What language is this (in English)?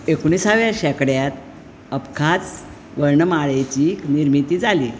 Konkani